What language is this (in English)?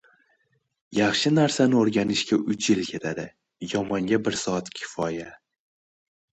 Uzbek